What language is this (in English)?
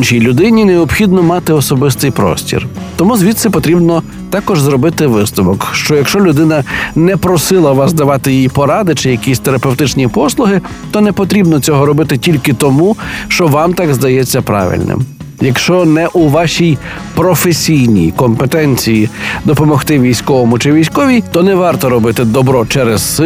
Ukrainian